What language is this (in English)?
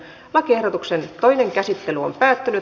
Finnish